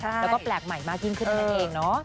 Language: Thai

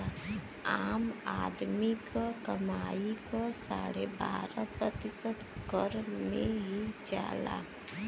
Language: Bhojpuri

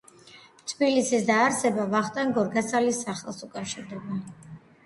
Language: Georgian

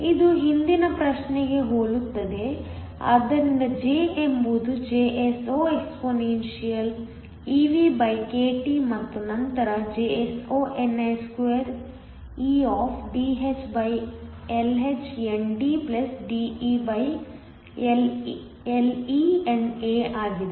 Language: Kannada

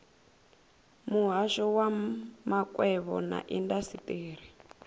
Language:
Venda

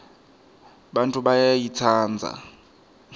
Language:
Swati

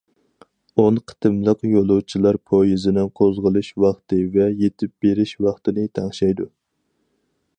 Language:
Uyghur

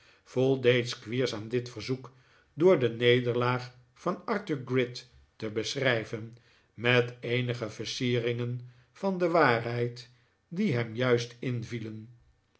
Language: Dutch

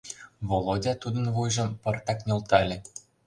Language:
Mari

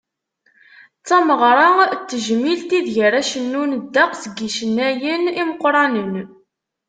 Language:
Kabyle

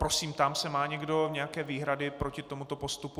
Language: Czech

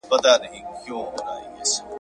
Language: Pashto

